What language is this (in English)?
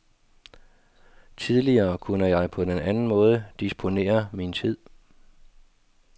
Danish